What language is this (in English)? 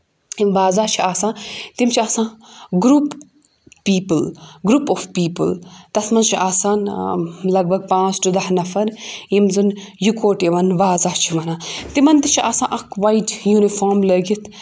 Kashmiri